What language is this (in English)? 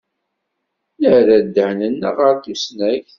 Kabyle